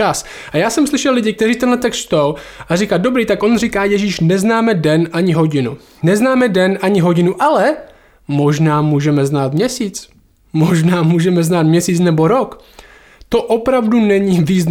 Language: Czech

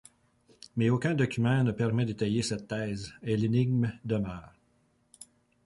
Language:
French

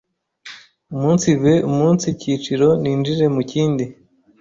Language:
Kinyarwanda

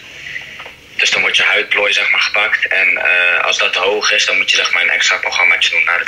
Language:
Dutch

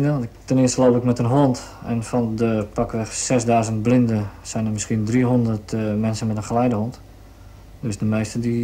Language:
Dutch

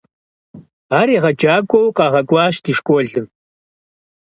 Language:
Kabardian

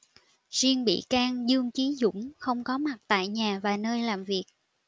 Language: Vietnamese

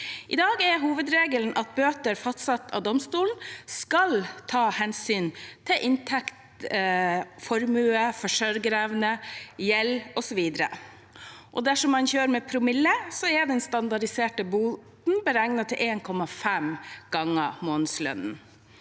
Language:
Norwegian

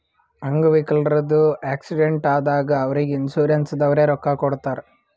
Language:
Kannada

